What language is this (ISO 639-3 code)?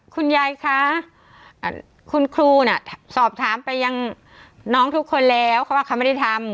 tha